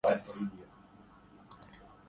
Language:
Urdu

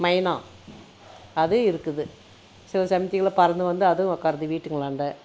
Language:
Tamil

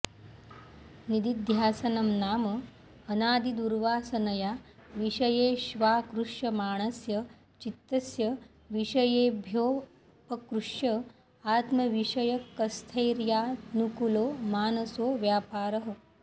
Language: Sanskrit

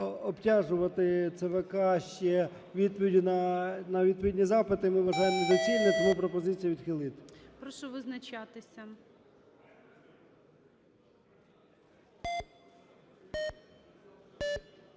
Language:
Ukrainian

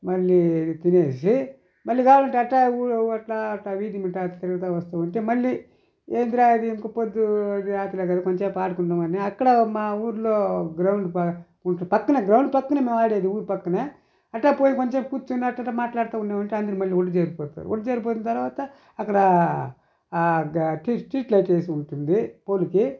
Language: Telugu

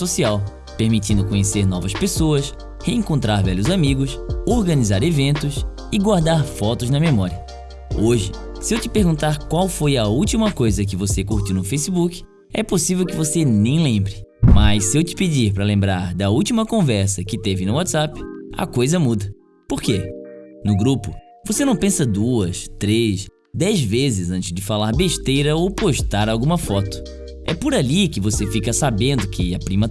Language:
Portuguese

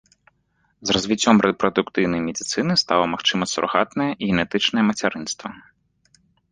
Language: Belarusian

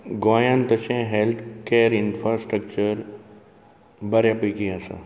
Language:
Konkani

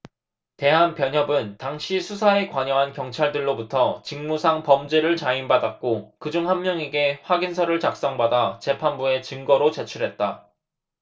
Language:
Korean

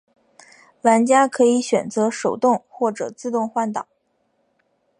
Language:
Chinese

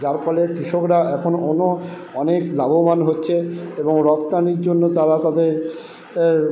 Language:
Bangla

